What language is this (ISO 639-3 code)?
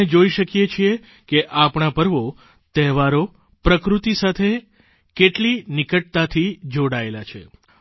guj